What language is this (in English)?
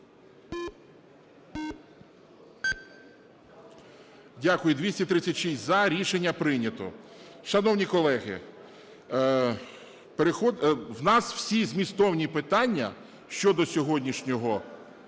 Ukrainian